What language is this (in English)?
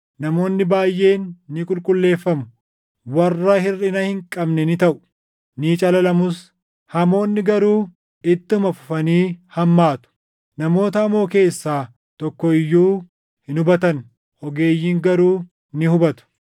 Oromo